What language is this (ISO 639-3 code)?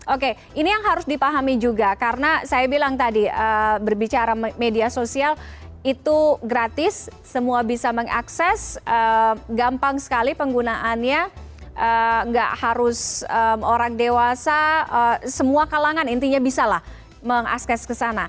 ind